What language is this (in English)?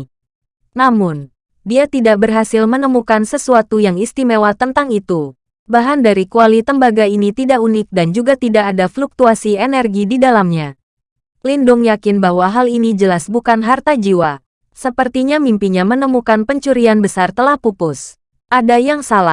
Indonesian